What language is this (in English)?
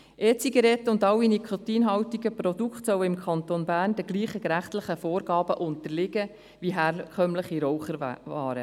Swiss German